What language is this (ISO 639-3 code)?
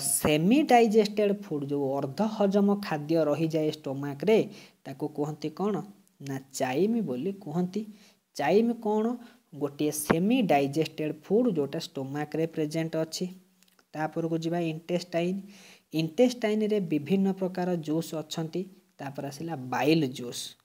hin